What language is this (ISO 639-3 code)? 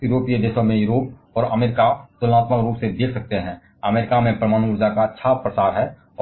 hin